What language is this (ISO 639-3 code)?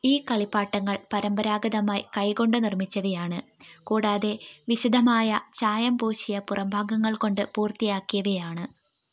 mal